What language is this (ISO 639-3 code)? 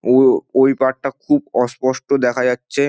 ben